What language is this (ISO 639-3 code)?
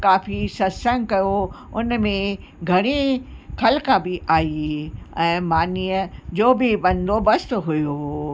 snd